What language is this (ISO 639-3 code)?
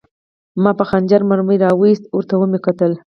pus